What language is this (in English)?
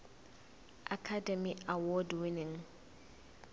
Zulu